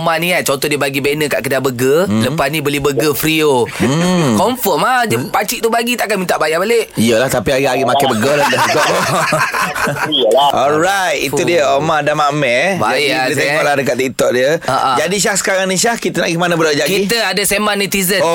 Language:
Malay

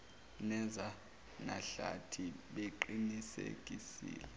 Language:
Zulu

